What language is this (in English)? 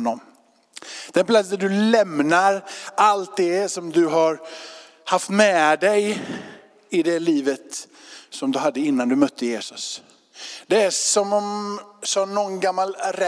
Swedish